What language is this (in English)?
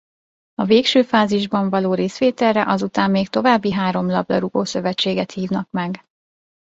Hungarian